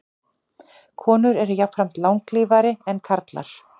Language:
Icelandic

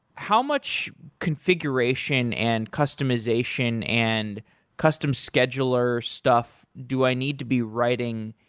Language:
English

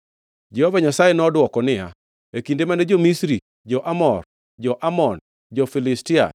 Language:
Luo (Kenya and Tanzania)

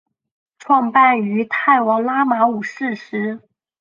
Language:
Chinese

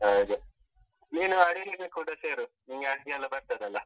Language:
Kannada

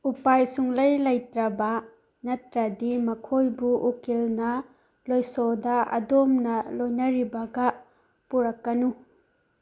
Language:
Manipuri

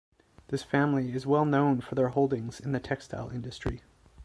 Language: English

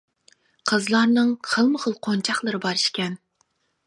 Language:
Uyghur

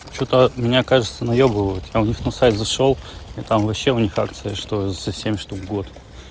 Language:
Russian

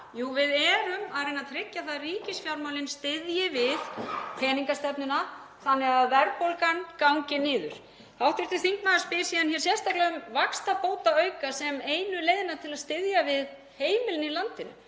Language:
Icelandic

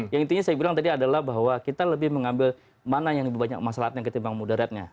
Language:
Indonesian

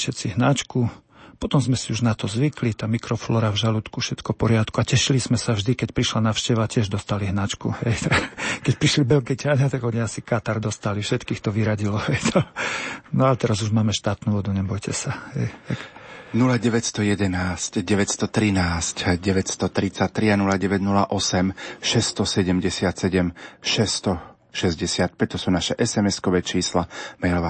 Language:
Slovak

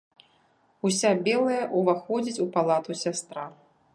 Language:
Belarusian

